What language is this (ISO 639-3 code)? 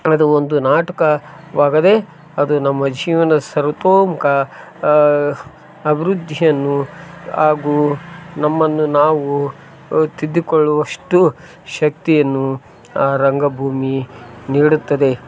kan